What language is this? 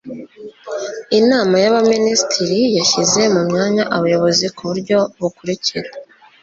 Kinyarwanda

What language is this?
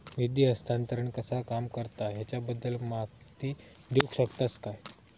Marathi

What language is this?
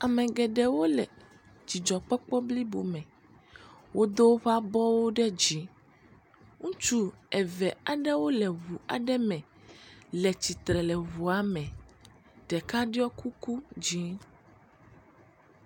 Ewe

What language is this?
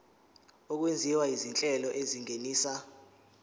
Zulu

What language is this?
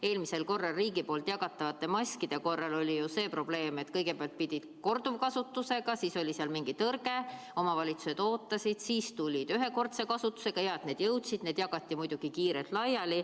Estonian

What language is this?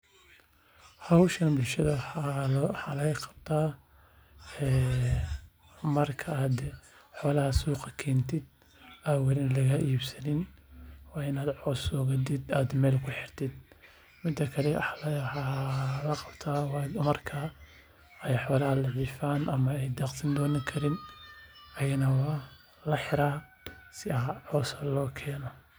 Somali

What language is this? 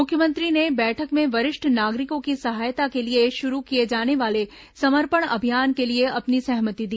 Hindi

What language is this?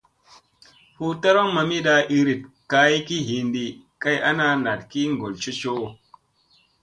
Musey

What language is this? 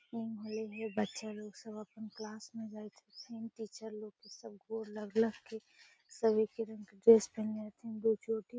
Magahi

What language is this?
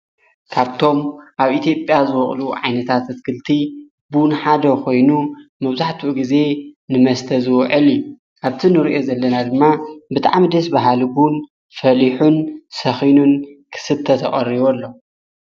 Tigrinya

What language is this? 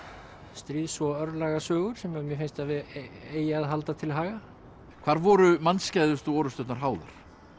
Icelandic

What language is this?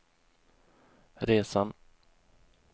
Swedish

